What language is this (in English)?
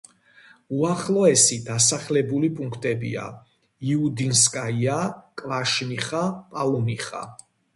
Georgian